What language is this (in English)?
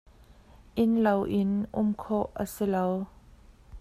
Hakha Chin